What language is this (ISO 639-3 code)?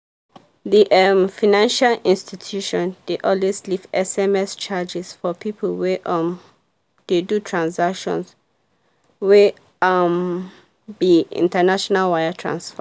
pcm